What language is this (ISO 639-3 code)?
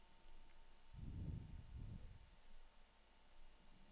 nor